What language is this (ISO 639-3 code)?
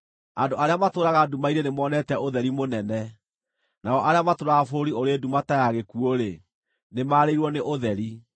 kik